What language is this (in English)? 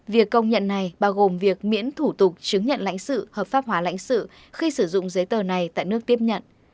Vietnamese